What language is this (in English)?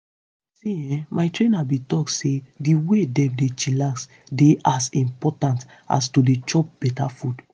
Nigerian Pidgin